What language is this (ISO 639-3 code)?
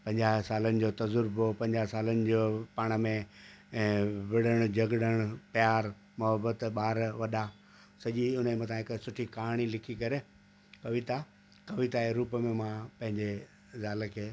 snd